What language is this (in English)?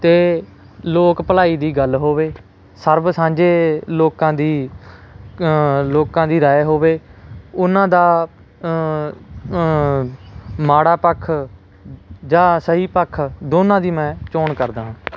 Punjabi